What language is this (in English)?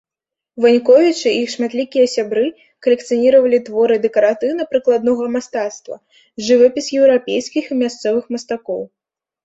Belarusian